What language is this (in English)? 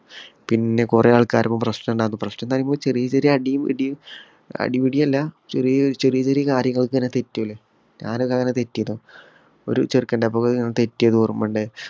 Malayalam